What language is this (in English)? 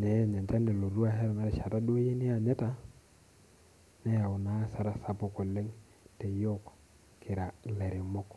Masai